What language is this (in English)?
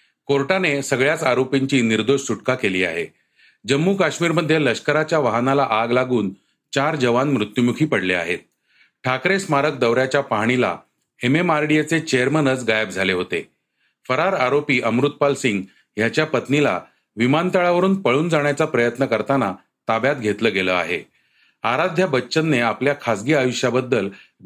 Marathi